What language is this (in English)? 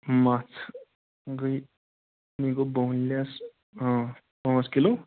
Kashmiri